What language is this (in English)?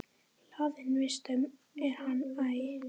Icelandic